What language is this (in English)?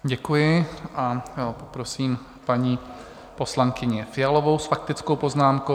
Czech